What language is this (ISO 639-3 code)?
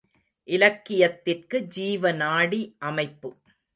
tam